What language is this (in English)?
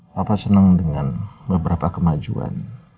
Indonesian